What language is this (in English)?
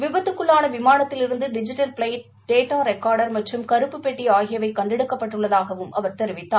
Tamil